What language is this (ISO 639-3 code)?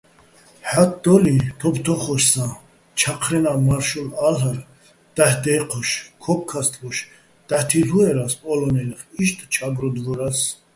bbl